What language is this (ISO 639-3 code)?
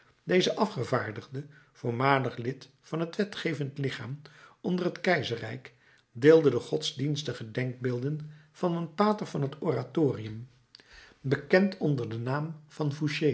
nld